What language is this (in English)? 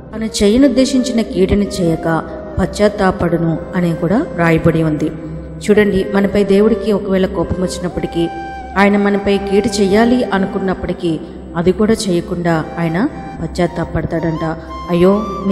Telugu